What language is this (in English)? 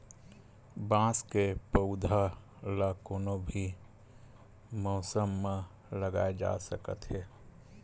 Chhattisgarhi